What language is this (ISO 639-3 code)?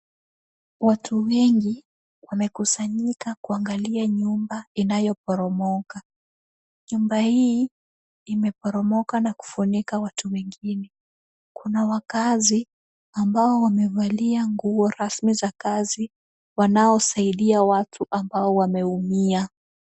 swa